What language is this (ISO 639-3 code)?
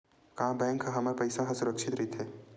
hne